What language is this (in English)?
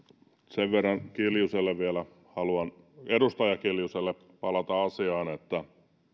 Finnish